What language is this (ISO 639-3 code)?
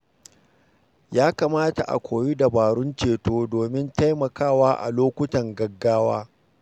hau